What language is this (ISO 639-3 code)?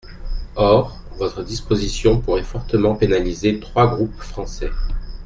fra